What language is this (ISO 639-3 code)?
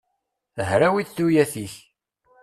kab